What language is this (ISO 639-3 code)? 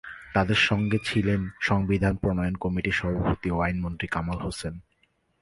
ben